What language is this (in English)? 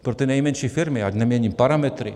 Czech